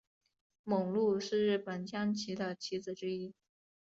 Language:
Chinese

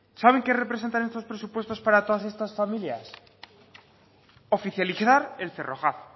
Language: Spanish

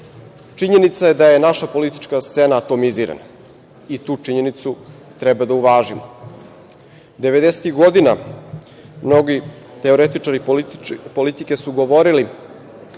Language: Serbian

